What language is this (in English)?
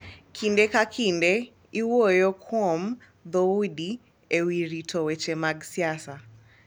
Luo (Kenya and Tanzania)